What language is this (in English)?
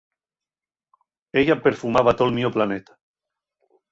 Asturian